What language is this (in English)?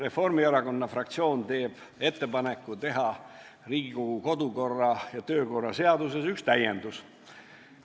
Estonian